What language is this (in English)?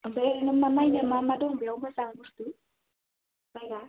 Bodo